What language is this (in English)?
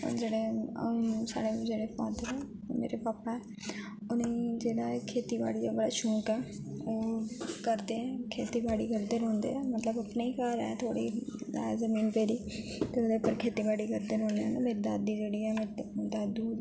Dogri